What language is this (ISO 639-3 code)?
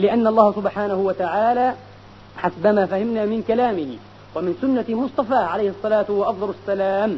ara